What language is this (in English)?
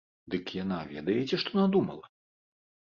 Belarusian